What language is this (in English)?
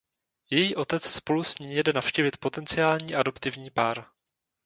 Czech